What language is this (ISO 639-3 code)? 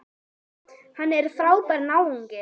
isl